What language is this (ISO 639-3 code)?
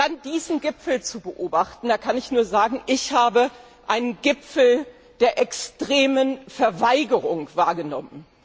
deu